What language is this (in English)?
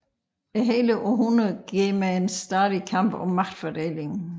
Danish